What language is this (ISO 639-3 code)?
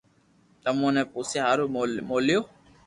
lrk